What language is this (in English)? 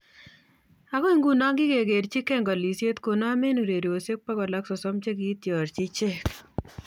Kalenjin